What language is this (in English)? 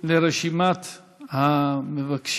Hebrew